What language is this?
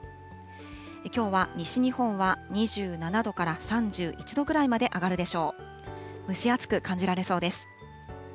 Japanese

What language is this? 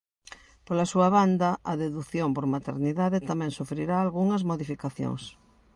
Galician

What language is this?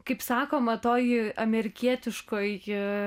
Lithuanian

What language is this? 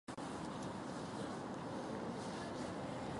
Japanese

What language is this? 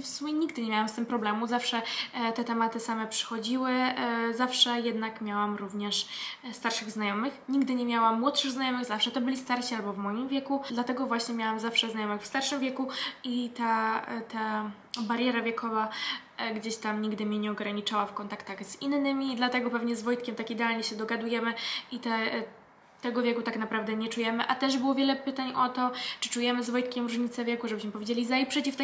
Polish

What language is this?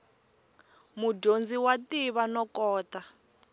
Tsonga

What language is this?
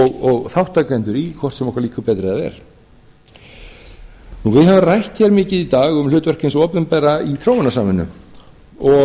Icelandic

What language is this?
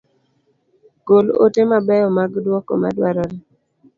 Luo (Kenya and Tanzania)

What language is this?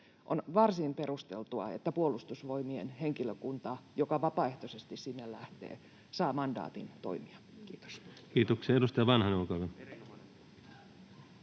Finnish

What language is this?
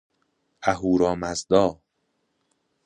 Persian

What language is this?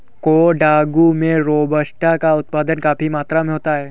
Hindi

